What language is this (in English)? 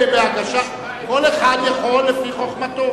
Hebrew